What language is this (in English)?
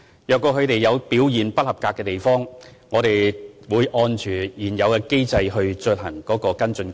Cantonese